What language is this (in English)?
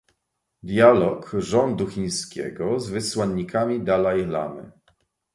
Polish